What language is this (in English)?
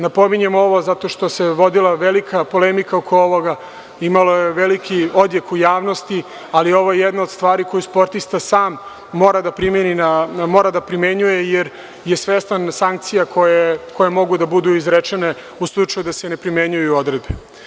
Serbian